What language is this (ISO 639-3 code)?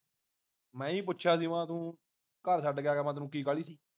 pan